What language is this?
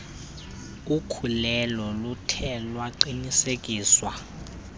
Xhosa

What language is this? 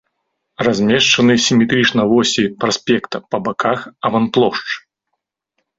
Belarusian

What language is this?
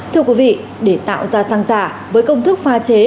Vietnamese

